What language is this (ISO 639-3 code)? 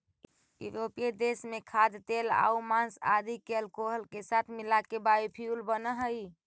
mag